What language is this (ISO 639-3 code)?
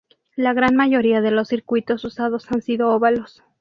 spa